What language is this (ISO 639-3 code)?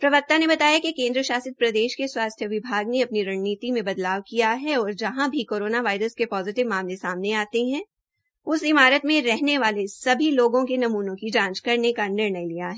hin